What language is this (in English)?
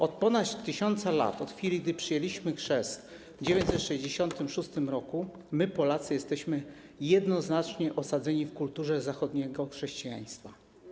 Polish